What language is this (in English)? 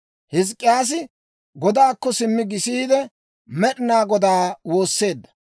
Dawro